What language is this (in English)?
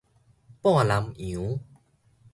Min Nan Chinese